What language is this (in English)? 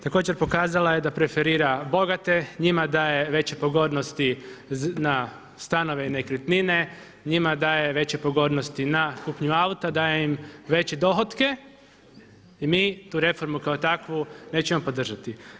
Croatian